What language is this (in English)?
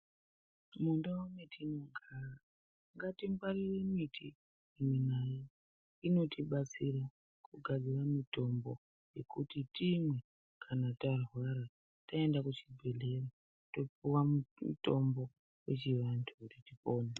Ndau